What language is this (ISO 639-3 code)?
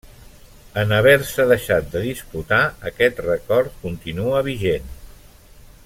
cat